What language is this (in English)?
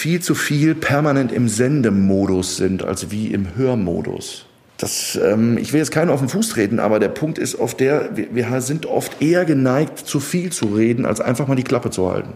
German